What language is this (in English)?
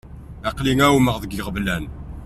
Kabyle